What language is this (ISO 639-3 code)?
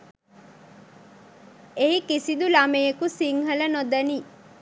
sin